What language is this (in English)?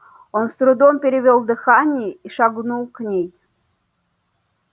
Russian